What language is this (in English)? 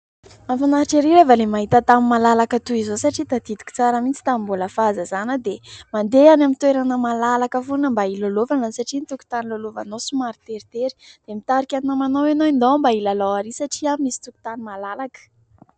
Malagasy